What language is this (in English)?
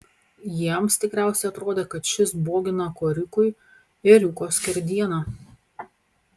Lithuanian